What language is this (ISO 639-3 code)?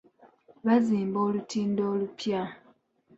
lug